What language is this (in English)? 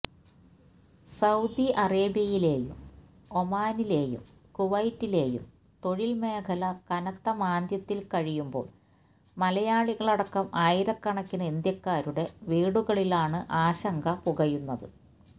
Malayalam